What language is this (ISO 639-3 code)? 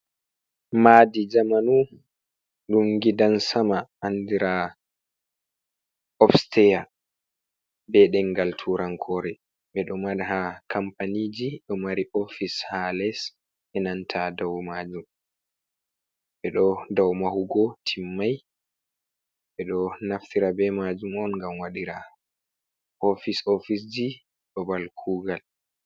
ful